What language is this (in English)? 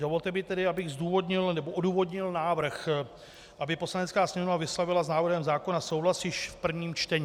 Czech